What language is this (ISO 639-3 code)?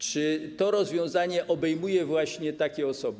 pol